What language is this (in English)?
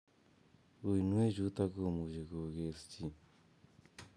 Kalenjin